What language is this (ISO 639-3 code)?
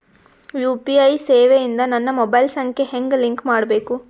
kan